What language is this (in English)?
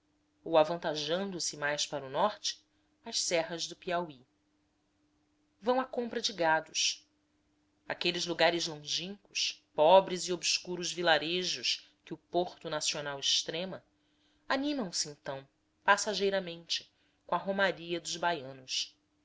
Portuguese